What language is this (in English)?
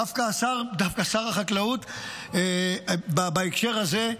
Hebrew